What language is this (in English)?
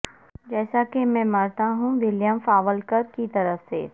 Urdu